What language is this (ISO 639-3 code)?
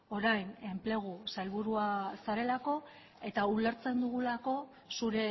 eus